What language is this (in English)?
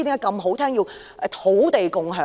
Cantonese